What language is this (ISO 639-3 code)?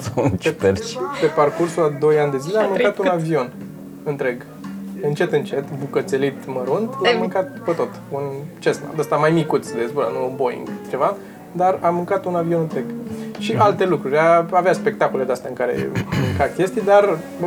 ron